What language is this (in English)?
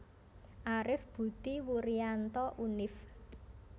Javanese